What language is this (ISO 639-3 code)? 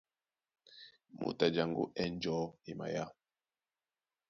dua